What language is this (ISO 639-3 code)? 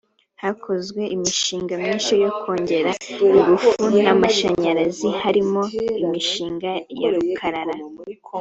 kin